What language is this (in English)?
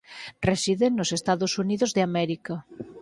Galician